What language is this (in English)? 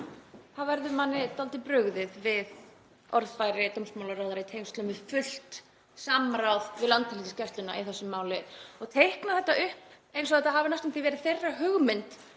Icelandic